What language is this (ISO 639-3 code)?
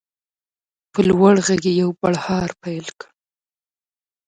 pus